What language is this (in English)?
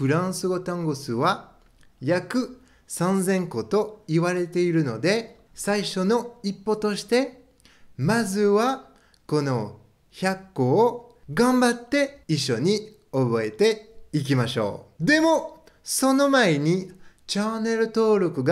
French